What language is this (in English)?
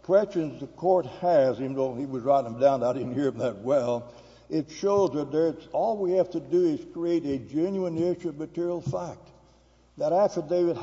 English